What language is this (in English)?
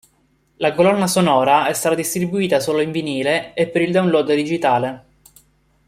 Italian